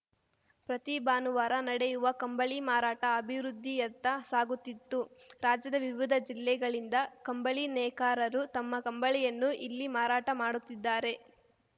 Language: Kannada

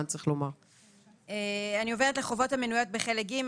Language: Hebrew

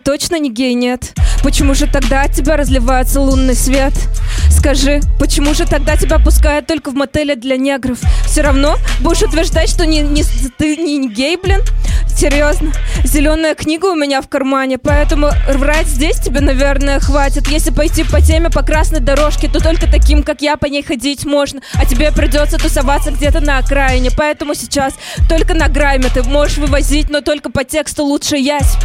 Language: Russian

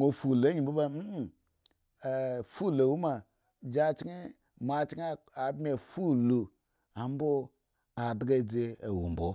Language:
Eggon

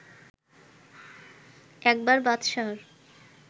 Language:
Bangla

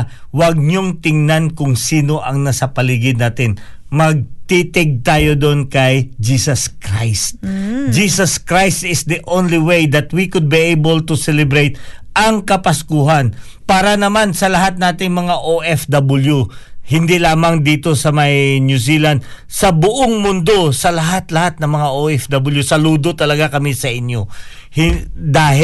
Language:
Filipino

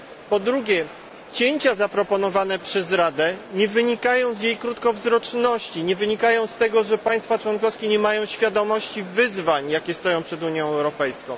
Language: Polish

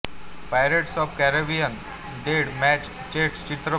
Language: Marathi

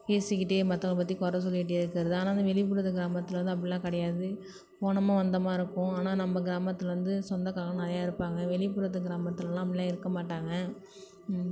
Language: Tamil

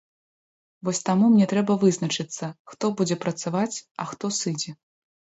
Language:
Belarusian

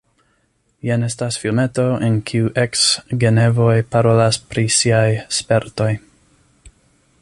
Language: Esperanto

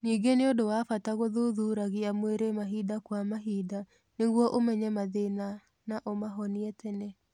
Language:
Kikuyu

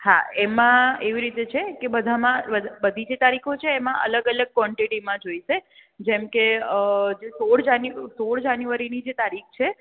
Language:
Gujarati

